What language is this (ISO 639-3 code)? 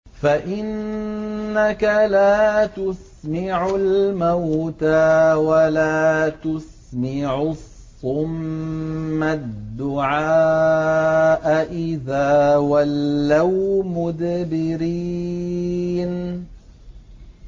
ara